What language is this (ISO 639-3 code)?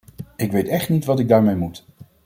nld